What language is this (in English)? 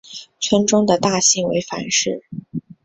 Chinese